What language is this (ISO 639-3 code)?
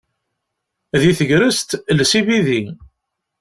kab